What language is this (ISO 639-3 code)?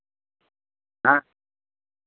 sat